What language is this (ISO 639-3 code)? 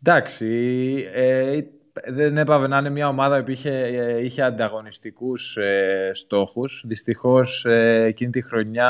ell